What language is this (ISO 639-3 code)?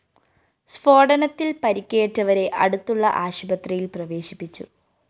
mal